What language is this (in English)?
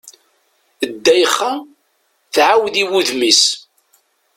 Kabyle